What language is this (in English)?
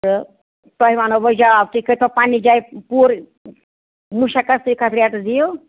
Kashmiri